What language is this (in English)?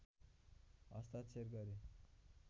Nepali